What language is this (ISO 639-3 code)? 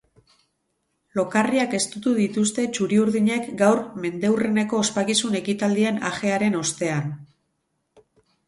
eus